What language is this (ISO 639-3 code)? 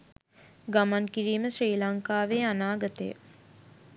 sin